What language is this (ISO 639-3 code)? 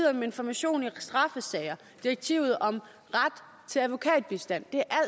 dan